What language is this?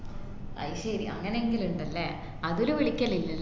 Malayalam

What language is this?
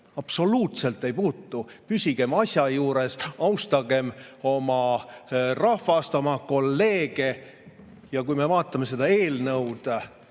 Estonian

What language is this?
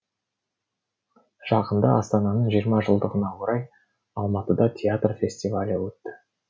Kazakh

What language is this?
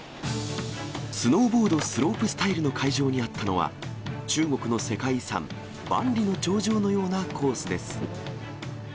Japanese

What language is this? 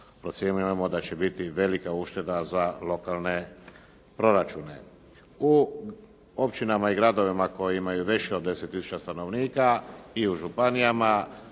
Croatian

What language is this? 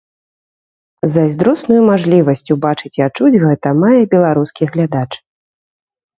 Belarusian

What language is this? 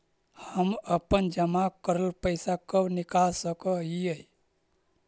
Magahi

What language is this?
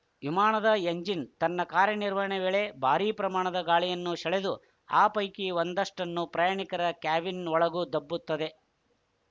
Kannada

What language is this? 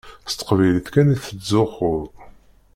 Kabyle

